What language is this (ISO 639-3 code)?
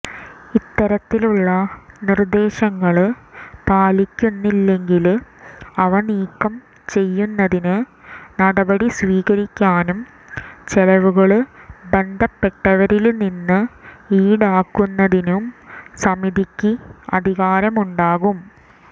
mal